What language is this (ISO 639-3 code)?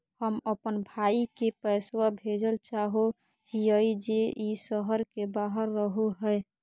mag